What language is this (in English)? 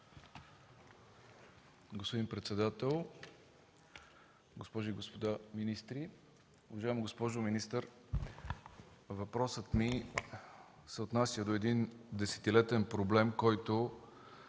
Bulgarian